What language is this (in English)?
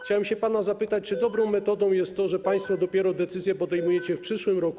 Polish